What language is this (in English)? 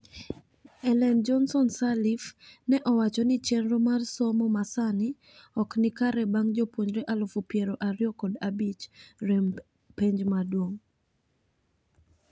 Luo (Kenya and Tanzania)